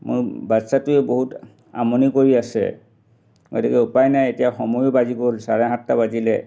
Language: Assamese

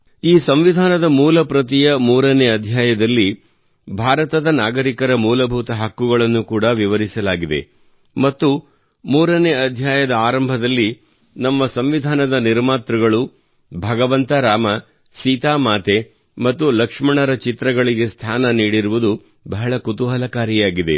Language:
Kannada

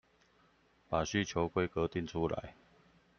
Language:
Chinese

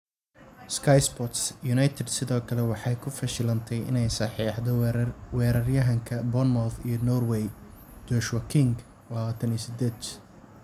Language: Somali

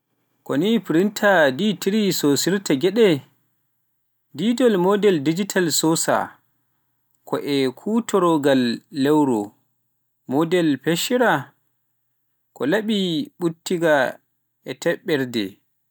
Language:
Pular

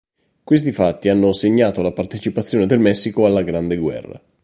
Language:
Italian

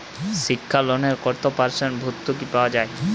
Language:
Bangla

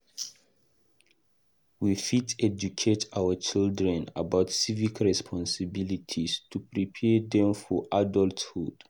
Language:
Nigerian Pidgin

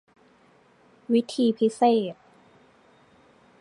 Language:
Thai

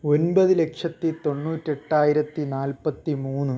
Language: Malayalam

